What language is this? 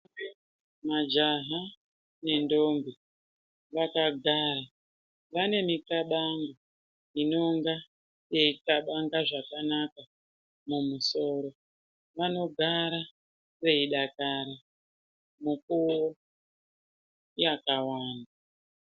Ndau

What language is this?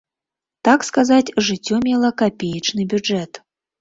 Belarusian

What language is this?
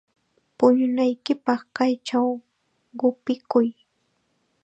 Chiquián Ancash Quechua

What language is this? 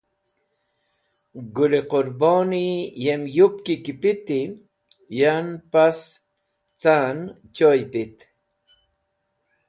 Wakhi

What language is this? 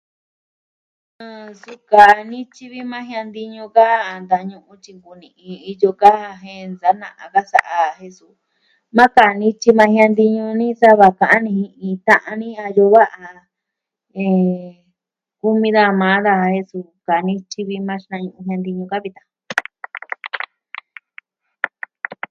Southwestern Tlaxiaco Mixtec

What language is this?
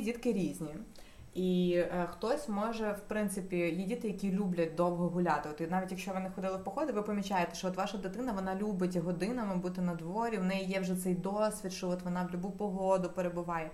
Ukrainian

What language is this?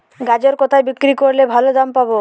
Bangla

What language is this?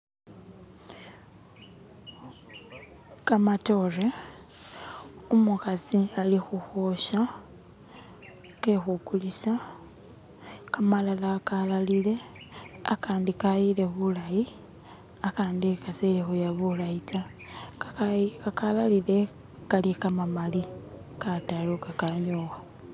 Masaaba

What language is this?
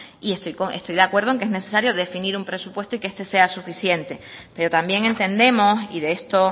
Spanish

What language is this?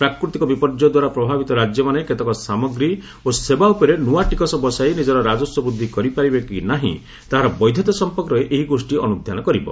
Odia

